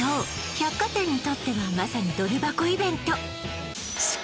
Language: Japanese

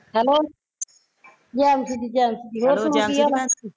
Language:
Punjabi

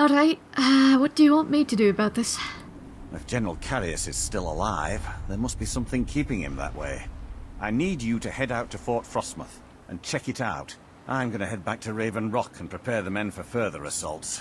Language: English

